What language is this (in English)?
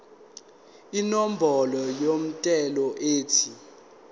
Zulu